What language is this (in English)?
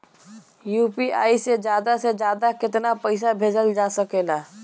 Bhojpuri